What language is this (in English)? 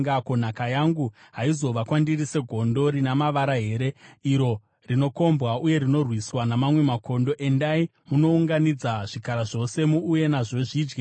Shona